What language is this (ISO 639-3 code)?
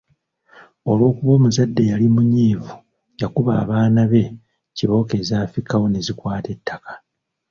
lug